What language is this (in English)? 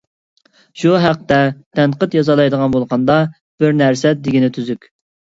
Uyghur